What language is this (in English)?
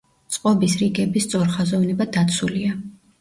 Georgian